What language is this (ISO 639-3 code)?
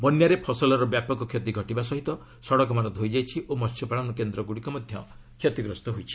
ori